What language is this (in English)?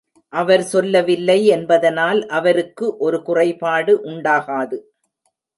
Tamil